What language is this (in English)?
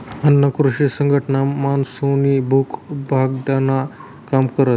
Marathi